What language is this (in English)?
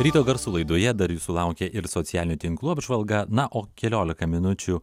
Lithuanian